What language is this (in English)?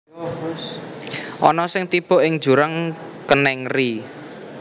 Javanese